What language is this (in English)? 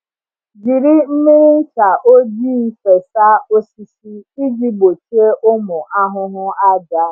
Igbo